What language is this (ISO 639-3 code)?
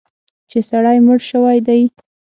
pus